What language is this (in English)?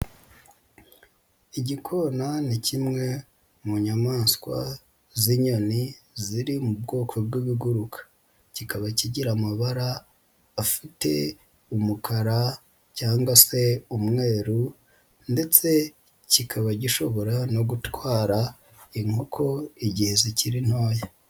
Kinyarwanda